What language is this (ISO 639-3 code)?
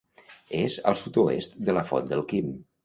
cat